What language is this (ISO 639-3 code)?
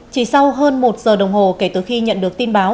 vie